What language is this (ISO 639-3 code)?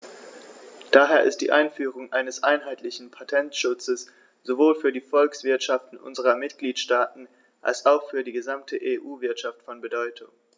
deu